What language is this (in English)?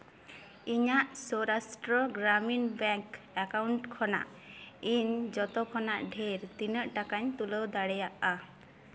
Santali